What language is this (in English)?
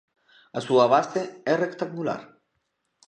Galician